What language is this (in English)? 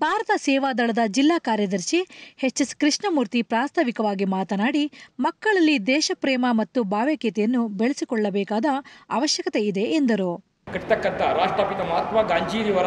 Hindi